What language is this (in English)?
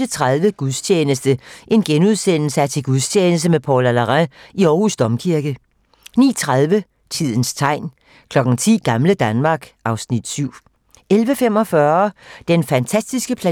Danish